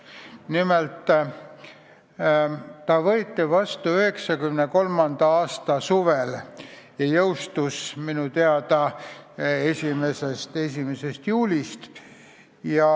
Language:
Estonian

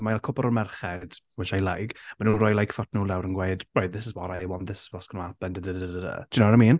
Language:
Welsh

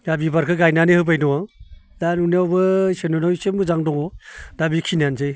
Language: Bodo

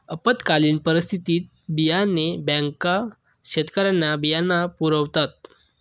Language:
Marathi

